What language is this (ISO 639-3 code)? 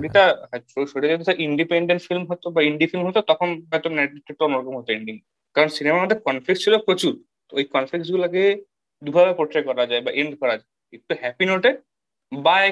ben